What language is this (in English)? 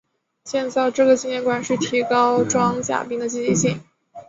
Chinese